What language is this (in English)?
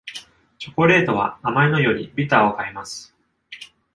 Japanese